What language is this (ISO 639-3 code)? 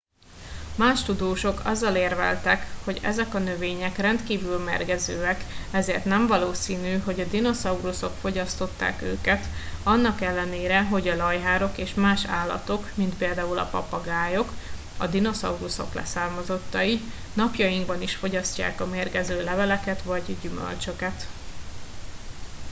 hun